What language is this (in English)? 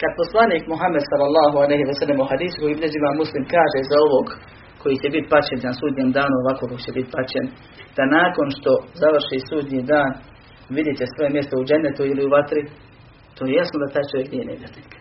Croatian